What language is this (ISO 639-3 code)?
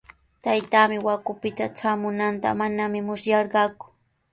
qws